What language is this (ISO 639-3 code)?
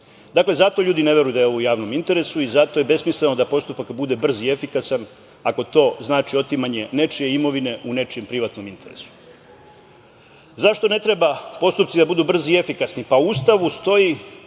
srp